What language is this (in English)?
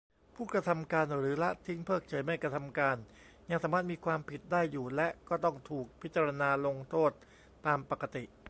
Thai